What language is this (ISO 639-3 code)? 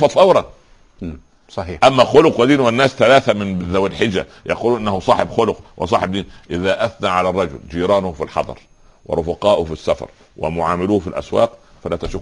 ara